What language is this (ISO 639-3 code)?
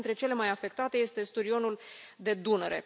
ron